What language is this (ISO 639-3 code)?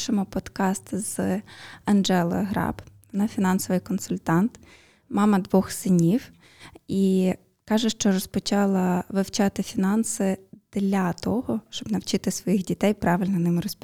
ukr